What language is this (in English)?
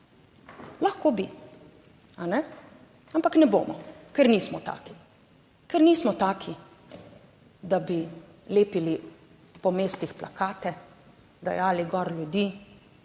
Slovenian